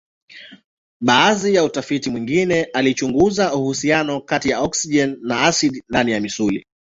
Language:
Swahili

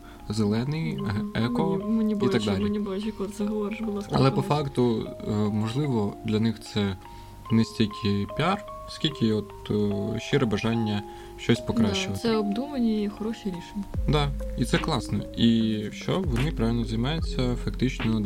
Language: Ukrainian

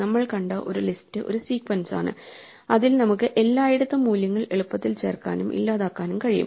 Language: Malayalam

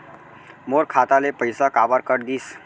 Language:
Chhattisgarhi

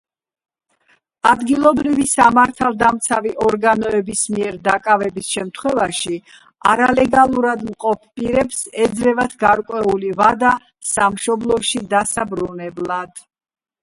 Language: Georgian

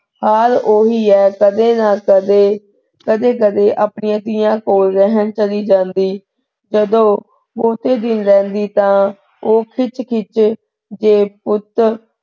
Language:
Punjabi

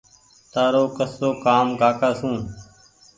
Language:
Goaria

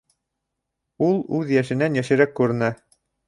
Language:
Bashkir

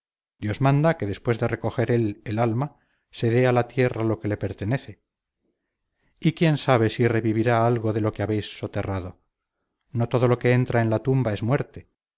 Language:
Spanish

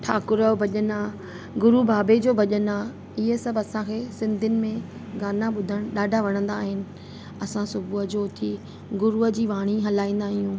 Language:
Sindhi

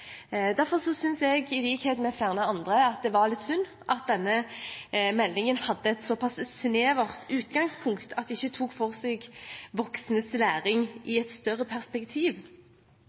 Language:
Norwegian Bokmål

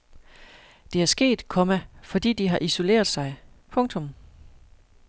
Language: Danish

